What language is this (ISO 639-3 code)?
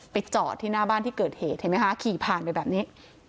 tha